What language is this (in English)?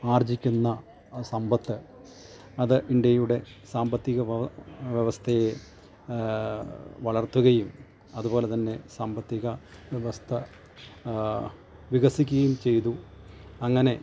Malayalam